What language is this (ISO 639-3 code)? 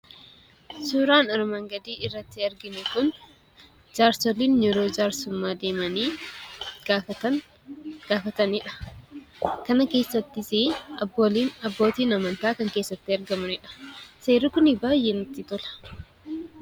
orm